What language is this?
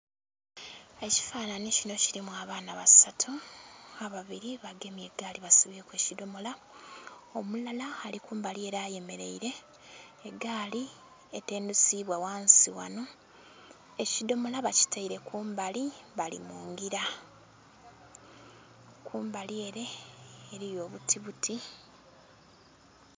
Soga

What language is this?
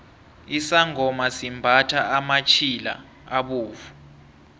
South Ndebele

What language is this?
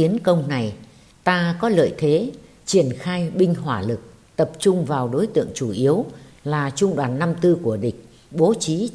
Vietnamese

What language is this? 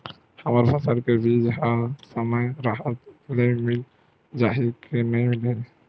Chhattisgarhi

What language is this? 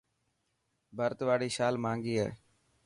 Dhatki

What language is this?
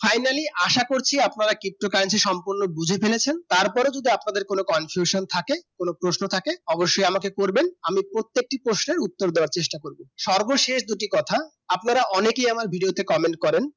Bangla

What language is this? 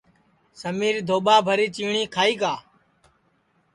Sansi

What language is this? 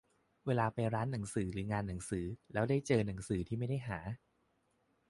Thai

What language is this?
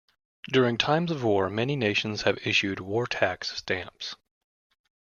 English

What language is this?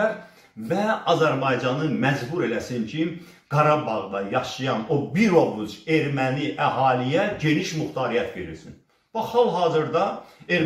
Turkish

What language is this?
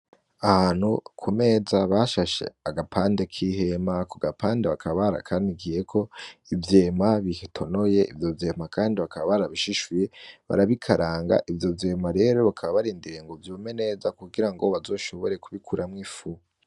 Rundi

